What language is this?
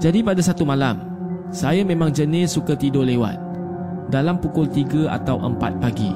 Malay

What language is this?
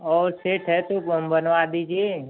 Hindi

